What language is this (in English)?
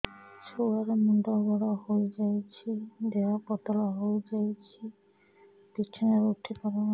Odia